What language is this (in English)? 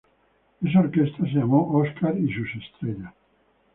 Spanish